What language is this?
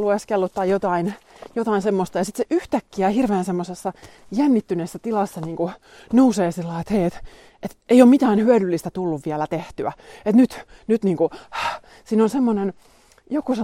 Finnish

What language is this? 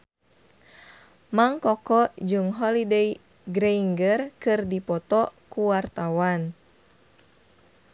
Sundanese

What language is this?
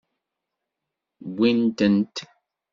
Kabyle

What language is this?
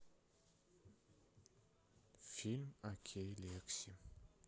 Russian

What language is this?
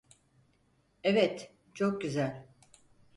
Turkish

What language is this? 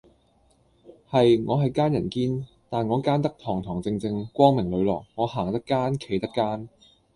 Cantonese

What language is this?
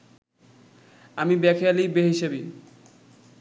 Bangla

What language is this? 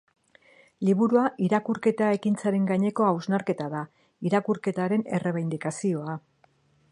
Basque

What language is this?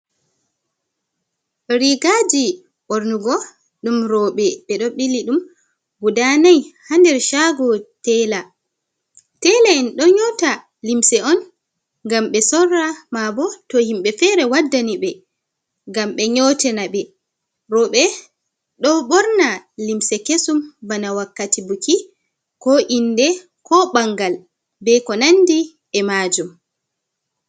Fula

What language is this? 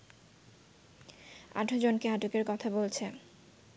Bangla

